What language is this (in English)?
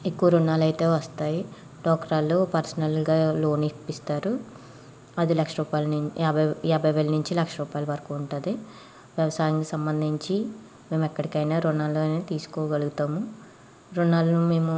Telugu